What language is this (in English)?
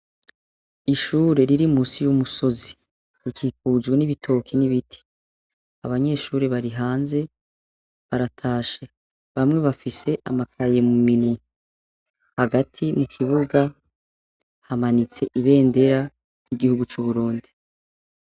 Rundi